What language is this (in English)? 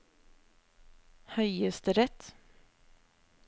Norwegian